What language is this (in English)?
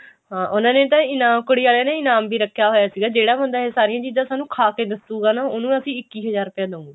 Punjabi